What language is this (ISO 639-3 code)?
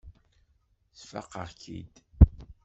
kab